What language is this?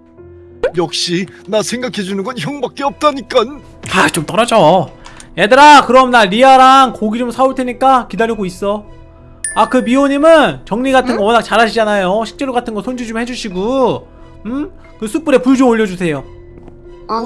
Korean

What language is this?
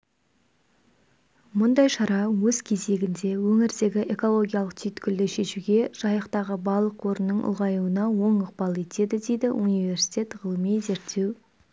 Kazakh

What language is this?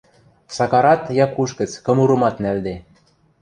Western Mari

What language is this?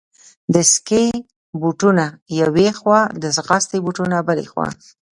Pashto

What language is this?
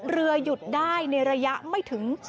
Thai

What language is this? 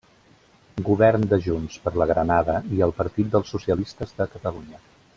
Catalan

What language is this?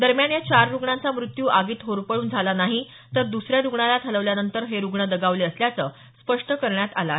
Marathi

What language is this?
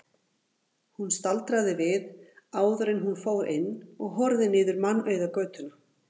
Icelandic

